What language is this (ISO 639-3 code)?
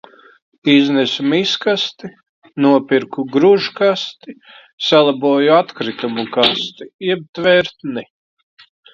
lav